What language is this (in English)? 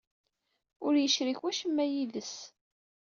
Kabyle